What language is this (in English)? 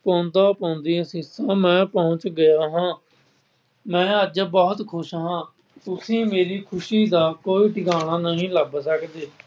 Punjabi